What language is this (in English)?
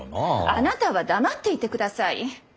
Japanese